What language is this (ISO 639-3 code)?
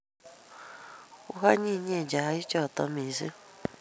kln